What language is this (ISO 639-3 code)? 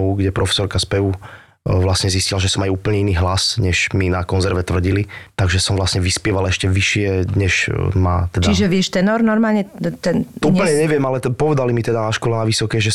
slk